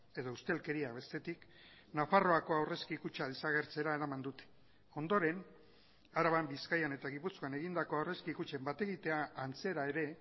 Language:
Basque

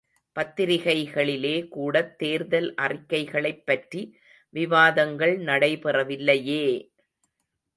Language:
Tamil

